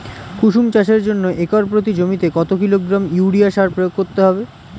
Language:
Bangla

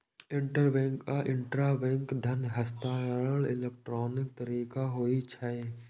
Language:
Maithili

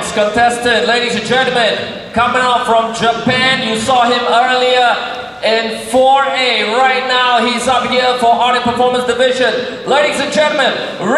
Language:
English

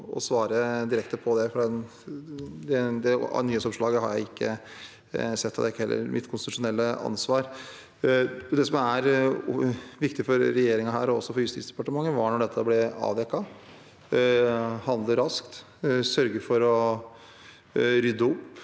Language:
Norwegian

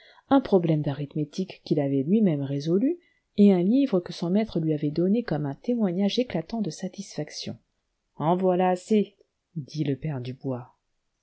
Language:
French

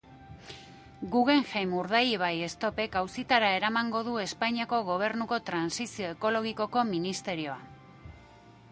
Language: Basque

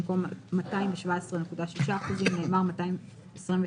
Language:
Hebrew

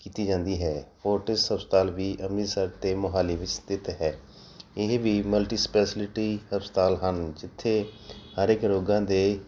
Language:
Punjabi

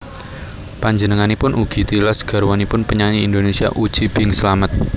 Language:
Javanese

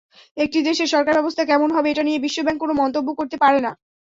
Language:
Bangla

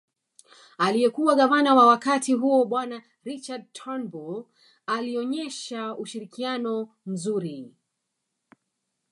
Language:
Swahili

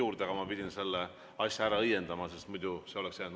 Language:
Estonian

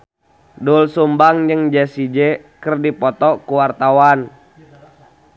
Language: Sundanese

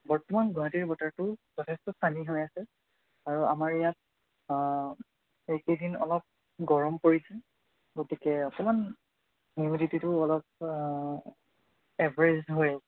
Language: Assamese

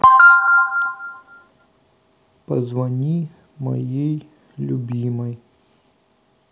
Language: Russian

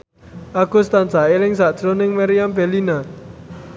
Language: Javanese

